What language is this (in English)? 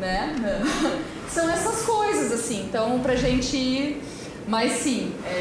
Portuguese